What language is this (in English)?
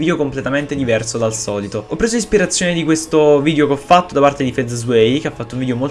Italian